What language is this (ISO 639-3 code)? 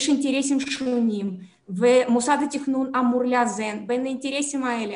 heb